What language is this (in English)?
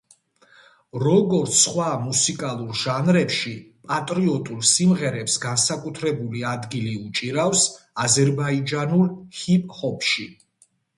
Georgian